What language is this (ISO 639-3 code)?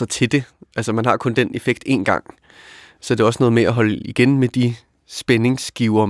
dan